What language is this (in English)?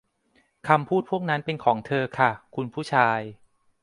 Thai